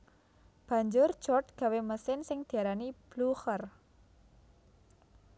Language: Javanese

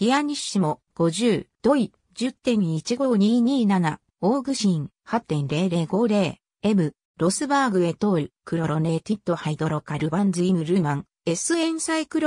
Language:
Japanese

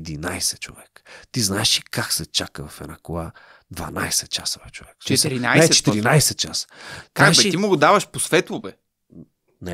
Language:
Bulgarian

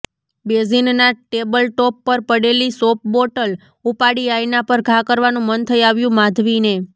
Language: Gujarati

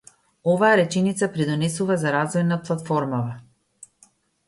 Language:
Macedonian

